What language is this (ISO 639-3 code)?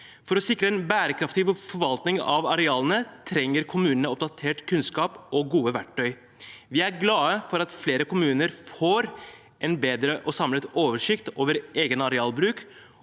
nor